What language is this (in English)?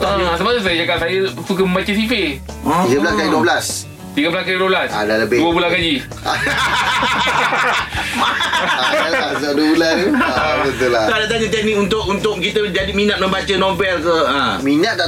Malay